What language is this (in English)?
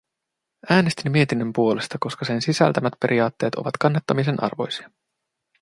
Finnish